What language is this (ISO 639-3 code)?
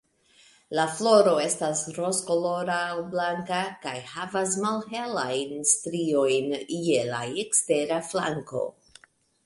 epo